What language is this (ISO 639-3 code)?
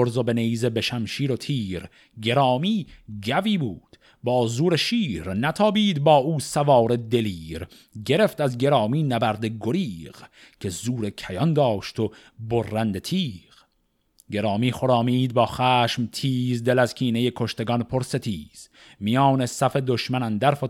fas